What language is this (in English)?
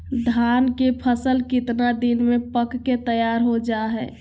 Magahi